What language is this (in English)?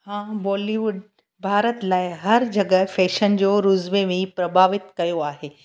Sindhi